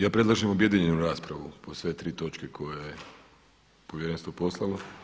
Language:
Croatian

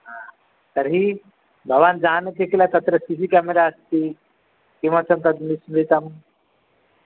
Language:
Sanskrit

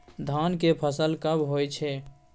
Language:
Maithili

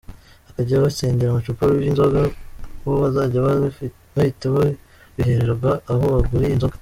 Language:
Kinyarwanda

